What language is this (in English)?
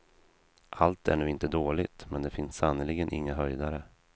Swedish